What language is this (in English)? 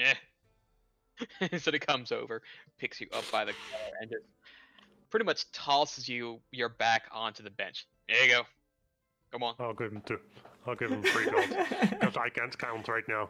English